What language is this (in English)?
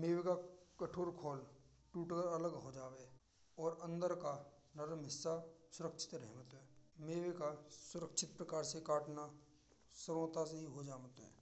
Braj